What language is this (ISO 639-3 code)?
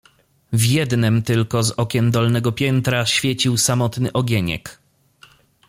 pol